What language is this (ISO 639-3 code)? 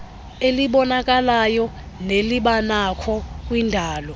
xho